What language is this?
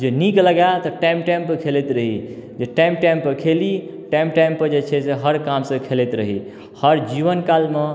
Maithili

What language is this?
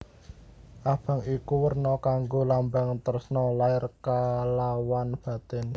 Javanese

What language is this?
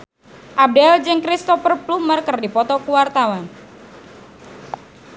Sundanese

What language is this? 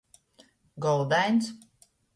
Latgalian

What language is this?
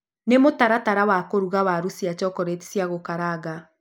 Kikuyu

